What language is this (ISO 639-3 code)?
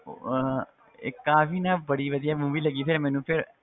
pan